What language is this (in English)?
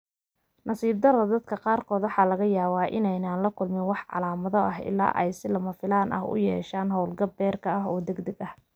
Somali